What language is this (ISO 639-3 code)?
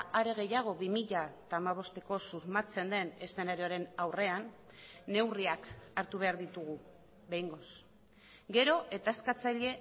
eus